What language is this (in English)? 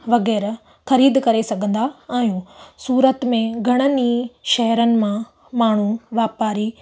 Sindhi